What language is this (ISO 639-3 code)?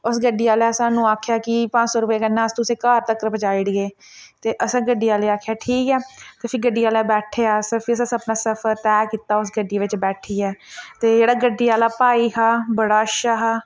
doi